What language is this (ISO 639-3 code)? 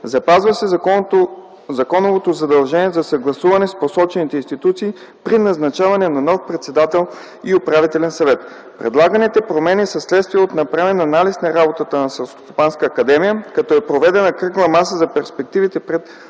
bul